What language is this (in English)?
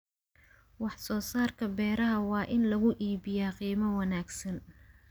Somali